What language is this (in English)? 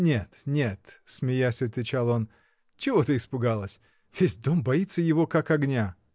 Russian